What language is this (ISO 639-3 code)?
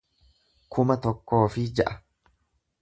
orm